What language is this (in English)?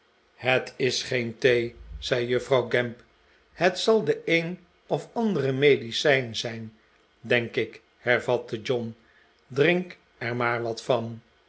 Dutch